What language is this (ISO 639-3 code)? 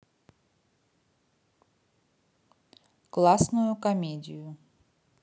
rus